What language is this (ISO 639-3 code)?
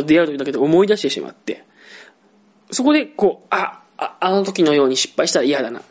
jpn